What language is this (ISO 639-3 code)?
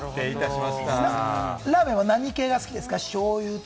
jpn